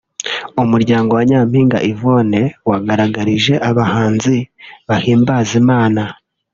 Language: Kinyarwanda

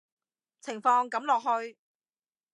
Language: Cantonese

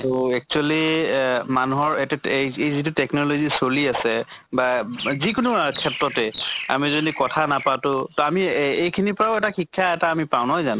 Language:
Assamese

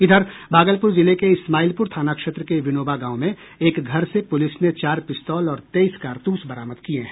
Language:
Hindi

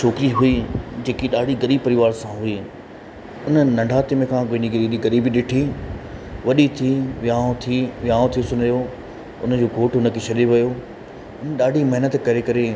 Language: Sindhi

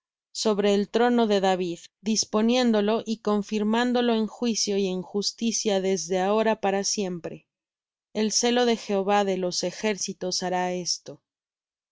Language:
Spanish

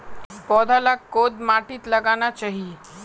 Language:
Magahi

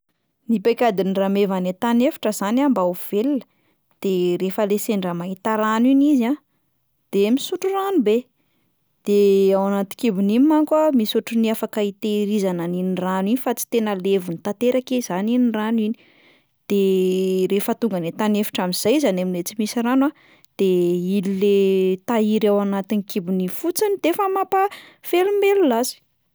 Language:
Malagasy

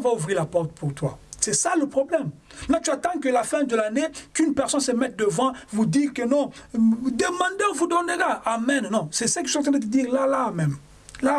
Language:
French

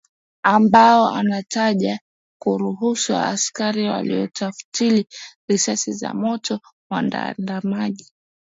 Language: Swahili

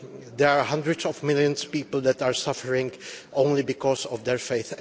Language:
English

